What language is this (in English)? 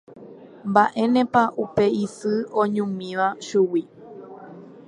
Guarani